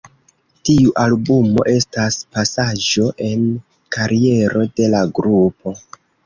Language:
Esperanto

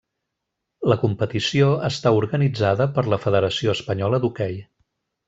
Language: Catalan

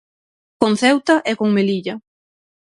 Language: Galician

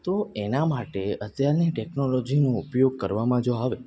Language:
Gujarati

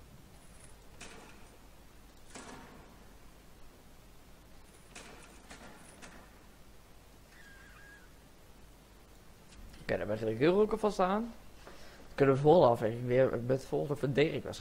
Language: Dutch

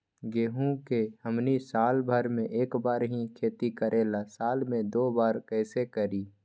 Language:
Magahi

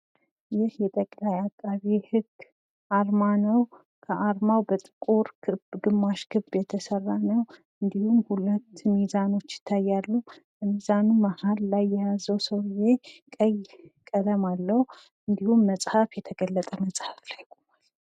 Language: Amharic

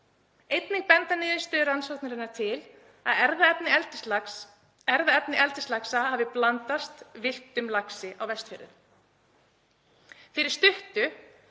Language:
Icelandic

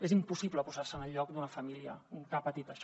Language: Catalan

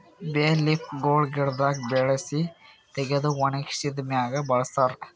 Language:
Kannada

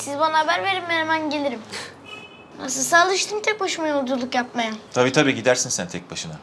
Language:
Turkish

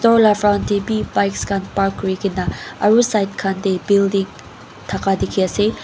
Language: Naga Pidgin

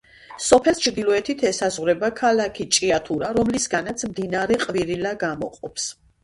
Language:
Georgian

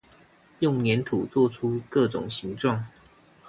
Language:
Chinese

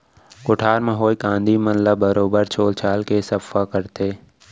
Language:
Chhattisgarhi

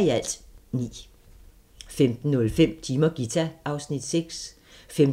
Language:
Danish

